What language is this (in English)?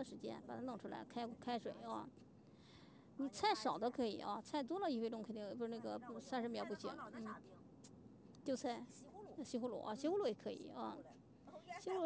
Chinese